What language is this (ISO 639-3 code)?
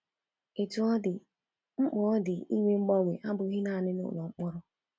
ibo